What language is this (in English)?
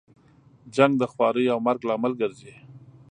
Pashto